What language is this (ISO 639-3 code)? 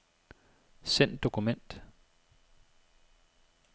dan